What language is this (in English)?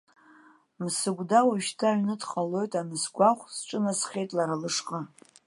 Abkhazian